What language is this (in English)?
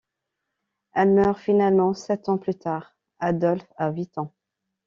French